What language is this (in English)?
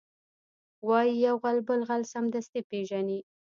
Pashto